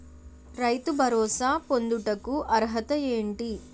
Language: Telugu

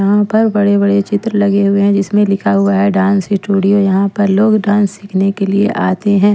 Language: Hindi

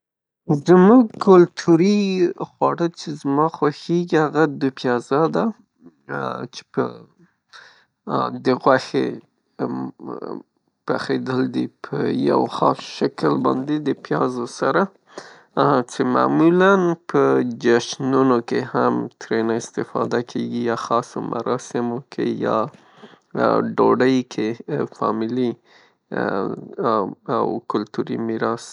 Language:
Pashto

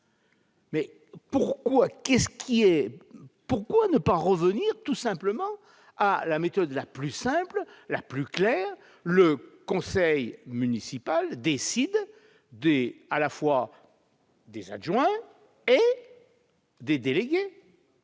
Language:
French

